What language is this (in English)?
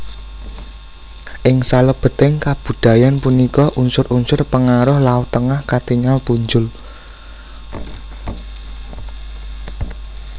Javanese